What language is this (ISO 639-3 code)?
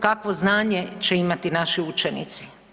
hrv